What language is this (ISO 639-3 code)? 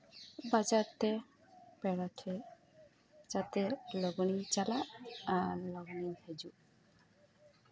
sat